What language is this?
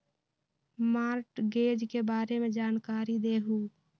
Magahi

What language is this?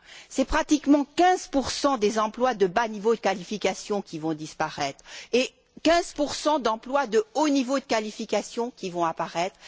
French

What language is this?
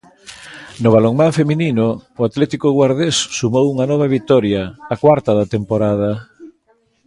Galician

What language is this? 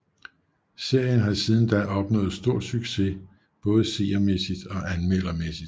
Danish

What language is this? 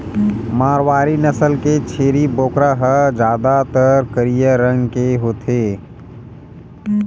Chhattisgarhi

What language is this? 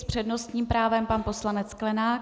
Czech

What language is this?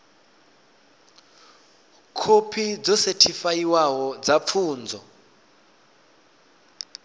Venda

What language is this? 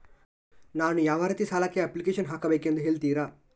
Kannada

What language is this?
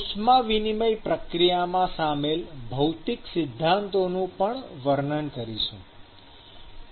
Gujarati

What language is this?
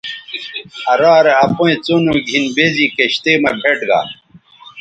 Bateri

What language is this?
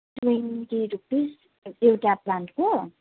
Nepali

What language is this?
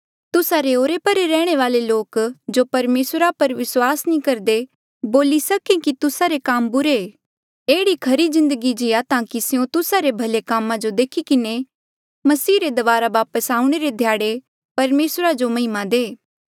Mandeali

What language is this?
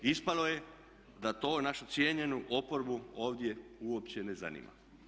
Croatian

